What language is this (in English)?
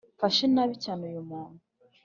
Kinyarwanda